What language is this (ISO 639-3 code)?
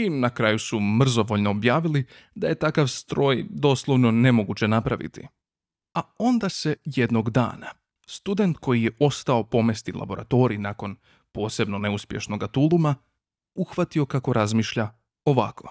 hrv